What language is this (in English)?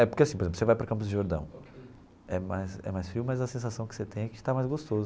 Portuguese